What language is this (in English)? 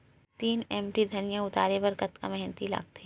Chhattisgarhi